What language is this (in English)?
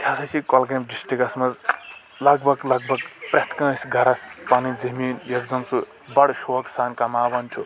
Kashmiri